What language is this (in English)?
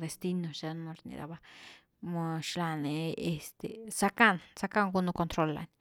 Güilá Zapotec